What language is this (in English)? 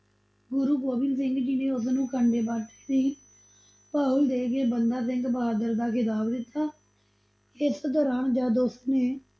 Punjabi